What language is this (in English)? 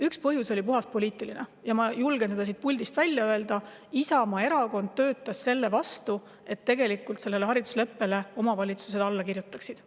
Estonian